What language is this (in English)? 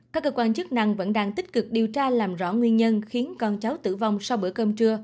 Vietnamese